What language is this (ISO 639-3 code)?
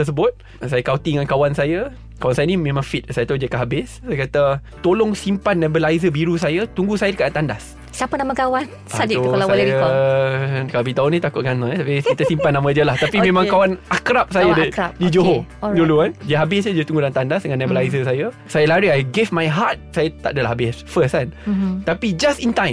msa